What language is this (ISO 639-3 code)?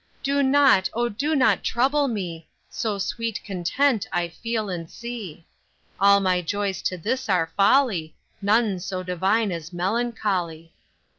eng